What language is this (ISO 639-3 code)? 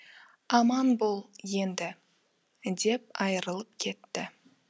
kaz